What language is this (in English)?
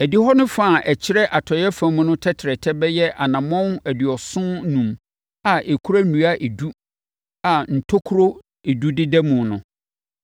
Akan